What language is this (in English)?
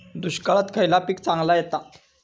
Marathi